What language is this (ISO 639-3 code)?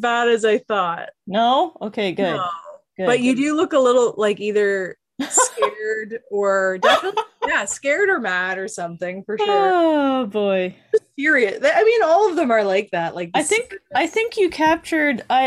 eng